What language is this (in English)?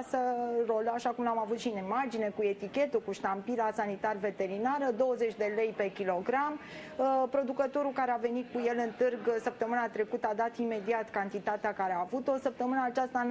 Romanian